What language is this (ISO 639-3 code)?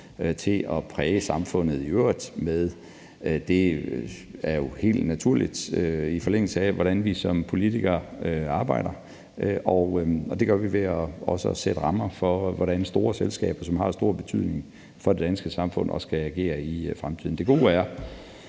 dan